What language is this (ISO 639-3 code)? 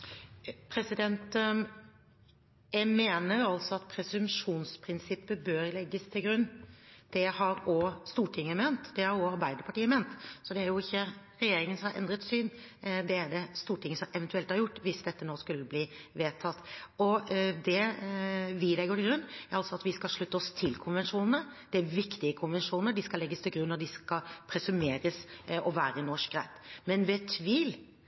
nob